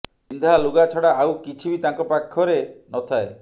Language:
Odia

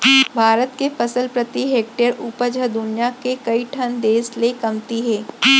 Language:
Chhattisgarhi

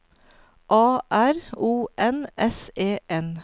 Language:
Norwegian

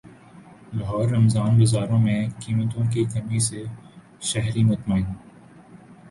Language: Urdu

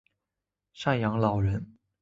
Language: Chinese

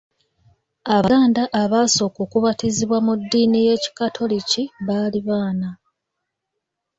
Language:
Ganda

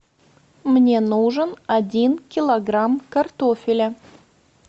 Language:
Russian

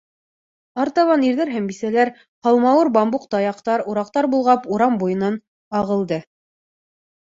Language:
Bashkir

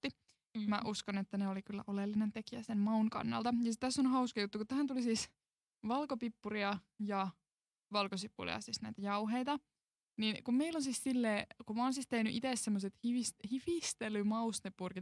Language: Finnish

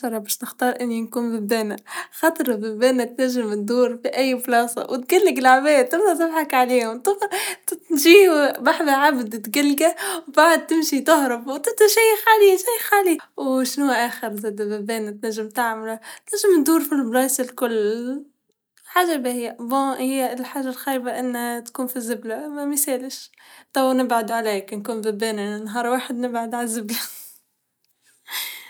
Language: Tunisian Arabic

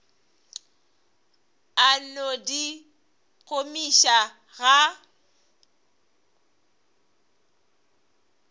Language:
Northern Sotho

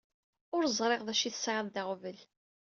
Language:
Kabyle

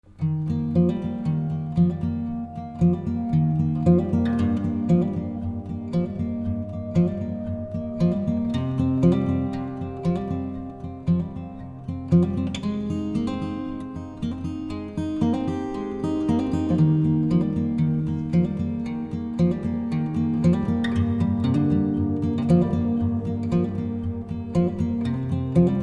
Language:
English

